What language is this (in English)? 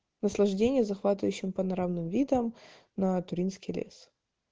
Russian